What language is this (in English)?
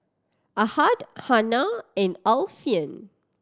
English